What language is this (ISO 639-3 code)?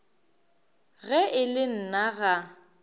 nso